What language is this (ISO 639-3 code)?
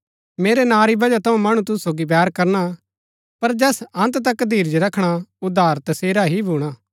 gbk